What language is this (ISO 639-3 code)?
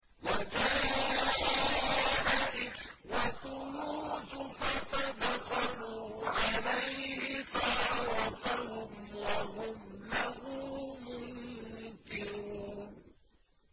ara